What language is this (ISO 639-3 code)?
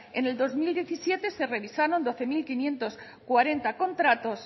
spa